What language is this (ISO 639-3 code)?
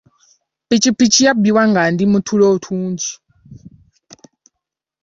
lug